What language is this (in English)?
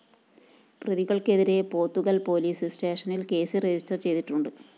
Malayalam